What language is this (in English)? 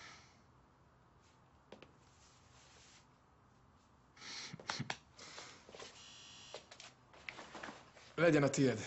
Hungarian